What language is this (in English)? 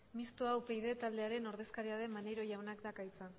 Basque